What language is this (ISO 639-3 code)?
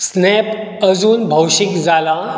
kok